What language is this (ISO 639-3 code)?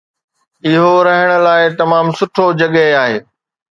snd